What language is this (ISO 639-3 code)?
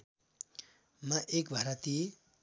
nep